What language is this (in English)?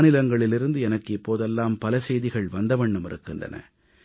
Tamil